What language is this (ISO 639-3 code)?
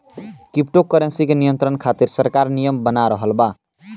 bho